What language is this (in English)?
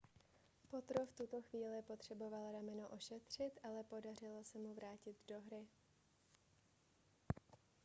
Czech